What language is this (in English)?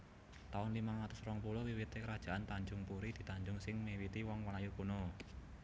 Javanese